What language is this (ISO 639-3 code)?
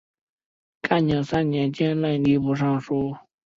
zho